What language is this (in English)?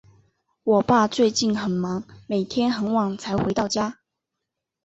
Chinese